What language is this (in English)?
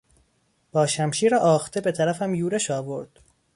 Persian